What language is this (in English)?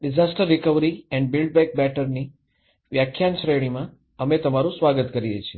Gujarati